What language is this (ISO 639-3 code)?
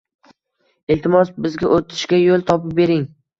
uzb